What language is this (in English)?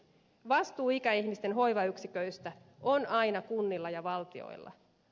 Finnish